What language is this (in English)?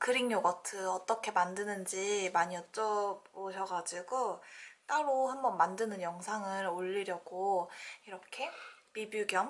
Korean